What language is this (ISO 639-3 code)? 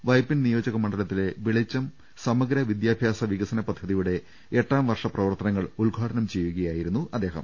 mal